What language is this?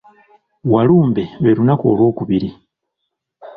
Ganda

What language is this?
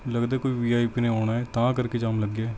Punjabi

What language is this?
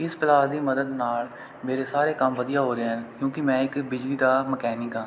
Punjabi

